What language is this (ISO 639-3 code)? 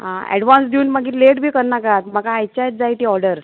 kok